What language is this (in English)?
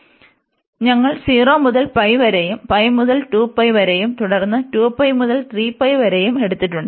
Malayalam